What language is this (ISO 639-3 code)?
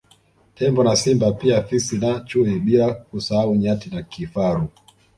swa